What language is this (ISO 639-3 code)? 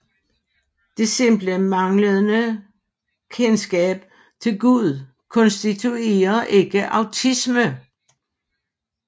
dan